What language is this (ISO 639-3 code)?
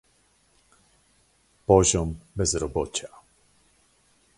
pol